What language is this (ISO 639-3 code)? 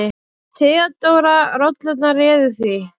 isl